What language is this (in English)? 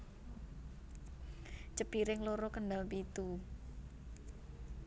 Javanese